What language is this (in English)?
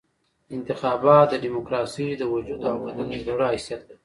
Pashto